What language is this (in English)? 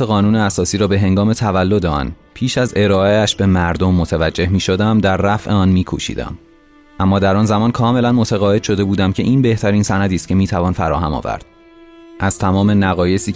Persian